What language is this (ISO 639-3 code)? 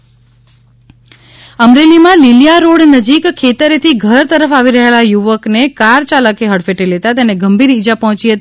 guj